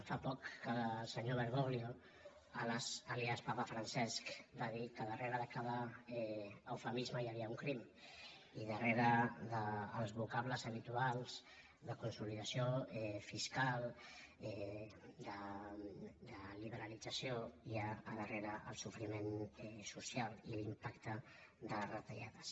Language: Catalan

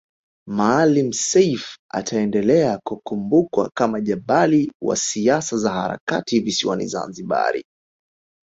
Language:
Swahili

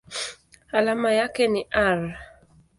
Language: Swahili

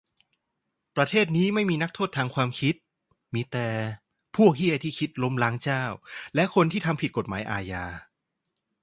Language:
Thai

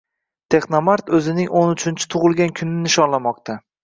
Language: Uzbek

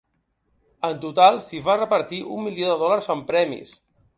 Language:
Catalan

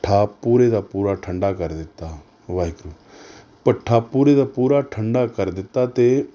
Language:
Punjabi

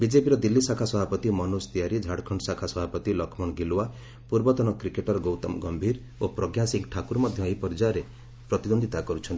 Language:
Odia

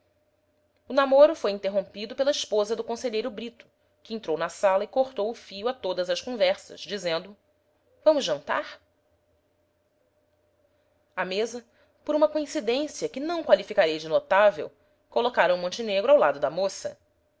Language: Portuguese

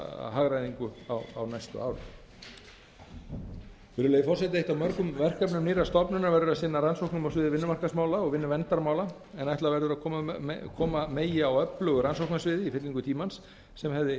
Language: Icelandic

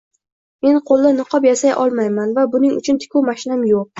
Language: Uzbek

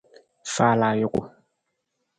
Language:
Nawdm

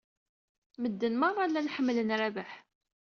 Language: Kabyle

